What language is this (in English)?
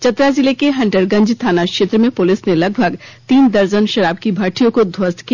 Hindi